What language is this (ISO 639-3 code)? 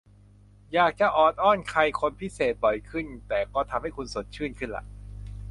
tha